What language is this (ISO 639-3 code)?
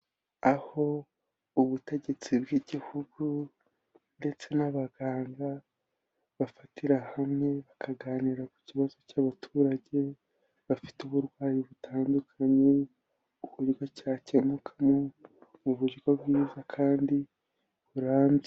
kin